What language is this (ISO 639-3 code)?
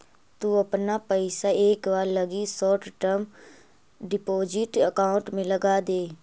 mag